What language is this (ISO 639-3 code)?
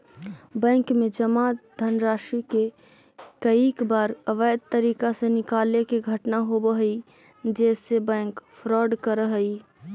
mag